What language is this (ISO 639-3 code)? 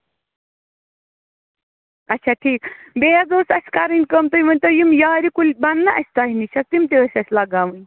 kas